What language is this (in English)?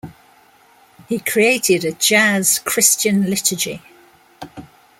English